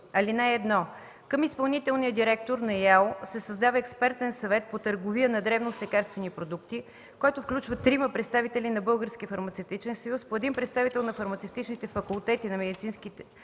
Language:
Bulgarian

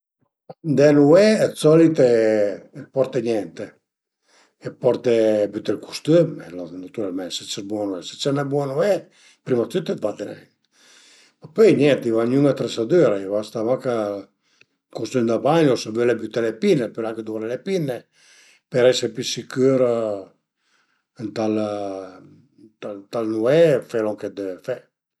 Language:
Piedmontese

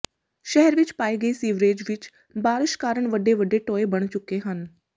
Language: Punjabi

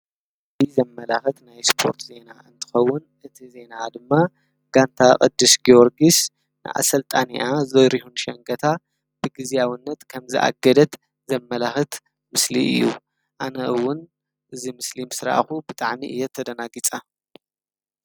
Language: Tigrinya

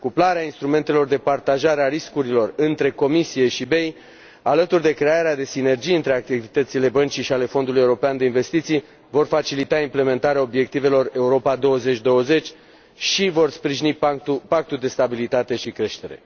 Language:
Romanian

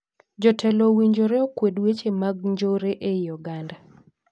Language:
Luo (Kenya and Tanzania)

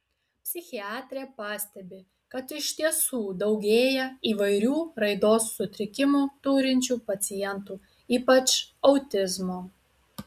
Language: Lithuanian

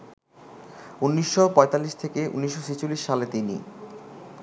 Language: Bangla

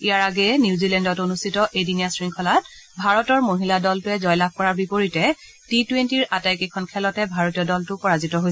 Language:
Assamese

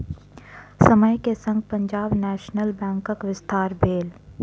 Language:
Maithili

